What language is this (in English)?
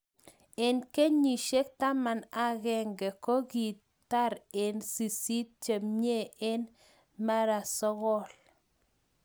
Kalenjin